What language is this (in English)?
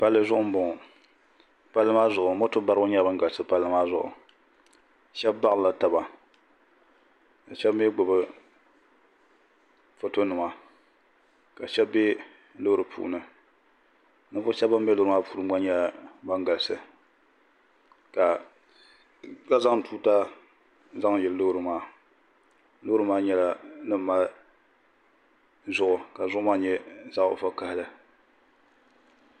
Dagbani